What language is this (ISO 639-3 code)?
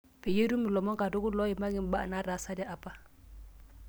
mas